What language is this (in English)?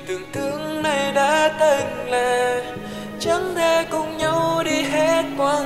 Vietnamese